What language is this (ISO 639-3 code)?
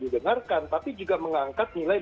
ind